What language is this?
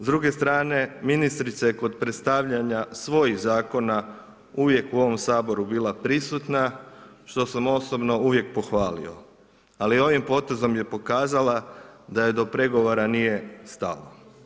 Croatian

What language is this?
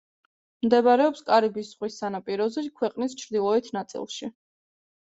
Georgian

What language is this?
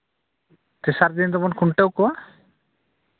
Santali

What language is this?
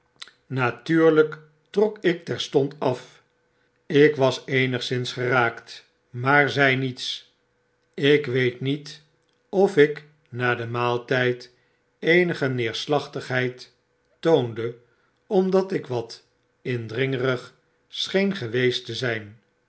Dutch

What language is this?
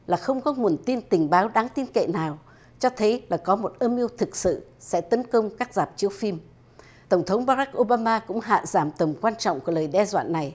Vietnamese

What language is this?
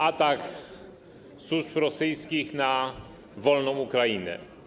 Polish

